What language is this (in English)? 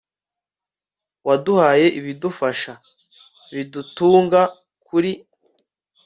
Kinyarwanda